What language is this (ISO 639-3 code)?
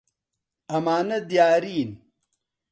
ckb